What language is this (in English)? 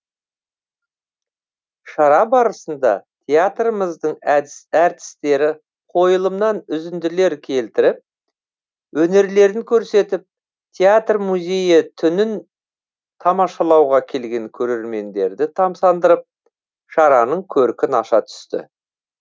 Kazakh